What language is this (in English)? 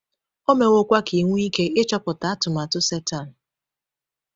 Igbo